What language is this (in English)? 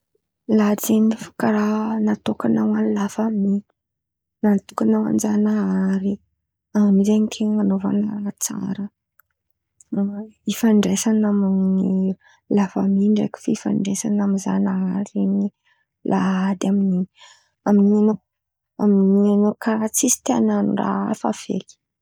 Antankarana Malagasy